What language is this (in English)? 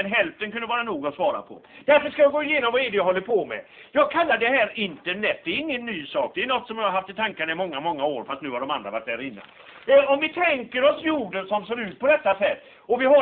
Swedish